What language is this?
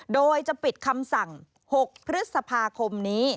Thai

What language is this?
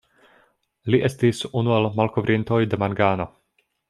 Esperanto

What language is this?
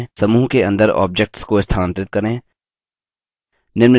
Hindi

